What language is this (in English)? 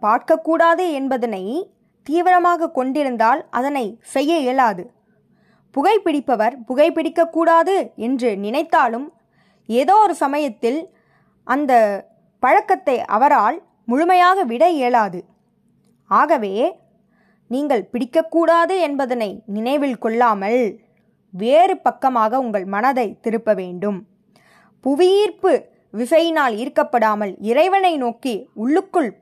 Tamil